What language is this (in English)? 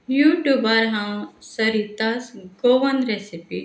Konkani